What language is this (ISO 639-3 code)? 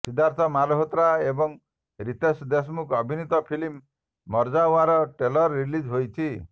ori